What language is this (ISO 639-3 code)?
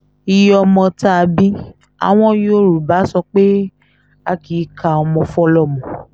yor